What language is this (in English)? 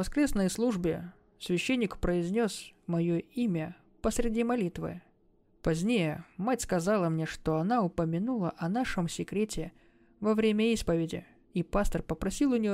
Russian